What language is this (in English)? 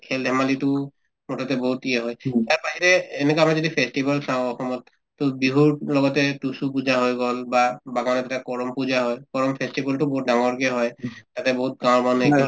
Assamese